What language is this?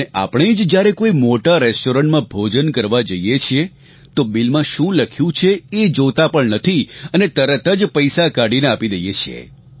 Gujarati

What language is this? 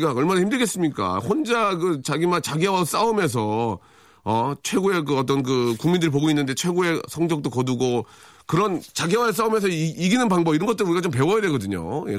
Korean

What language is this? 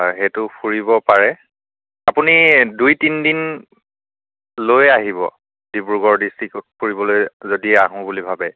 Assamese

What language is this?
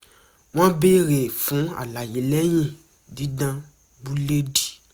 Yoruba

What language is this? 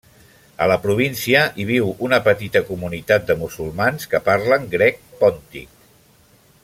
Catalan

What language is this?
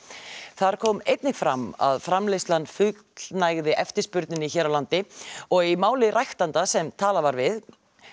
Icelandic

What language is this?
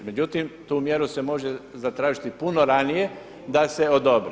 Croatian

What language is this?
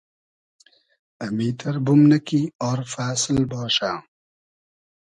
Hazaragi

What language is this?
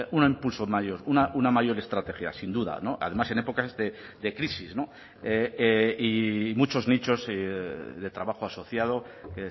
Spanish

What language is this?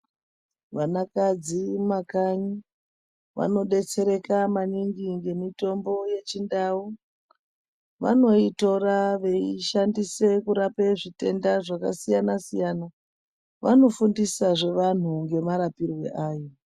Ndau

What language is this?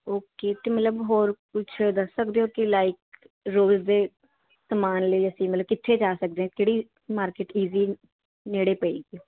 Punjabi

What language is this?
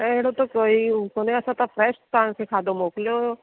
Sindhi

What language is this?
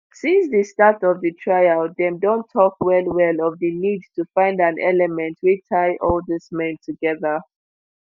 Nigerian Pidgin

